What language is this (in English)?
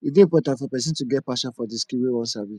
Nigerian Pidgin